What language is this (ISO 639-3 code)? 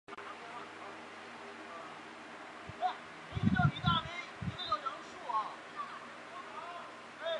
zho